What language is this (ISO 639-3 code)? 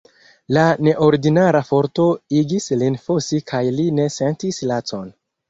epo